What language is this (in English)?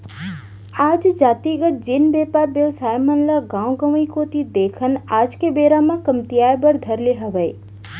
Chhattisgarhi